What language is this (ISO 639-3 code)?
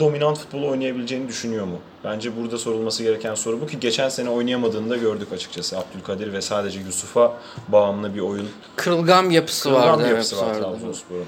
tur